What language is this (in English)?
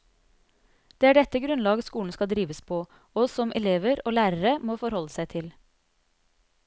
Norwegian